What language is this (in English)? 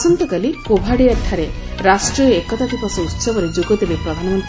Odia